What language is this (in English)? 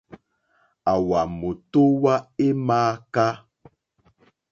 Mokpwe